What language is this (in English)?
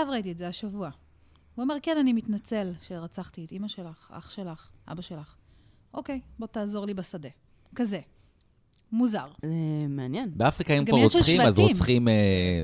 Hebrew